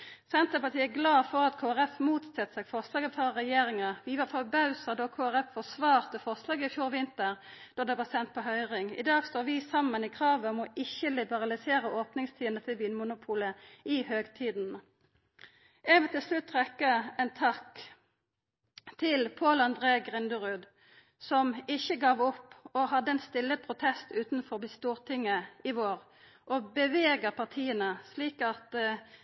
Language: Norwegian Nynorsk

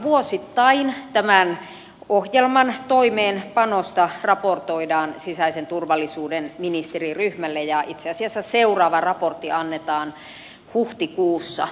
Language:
Finnish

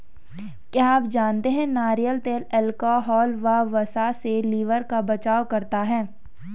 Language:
Hindi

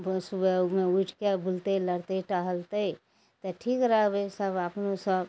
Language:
Maithili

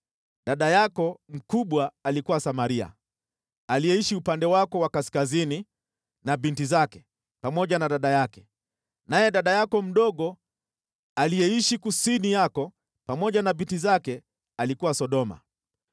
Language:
Swahili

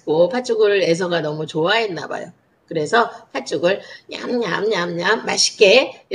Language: Korean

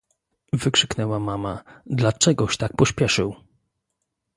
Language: Polish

